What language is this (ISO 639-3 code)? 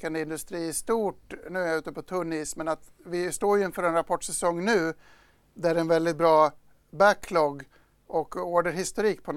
swe